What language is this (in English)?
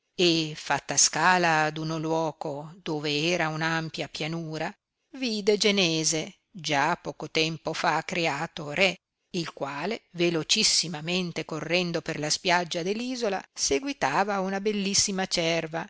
Italian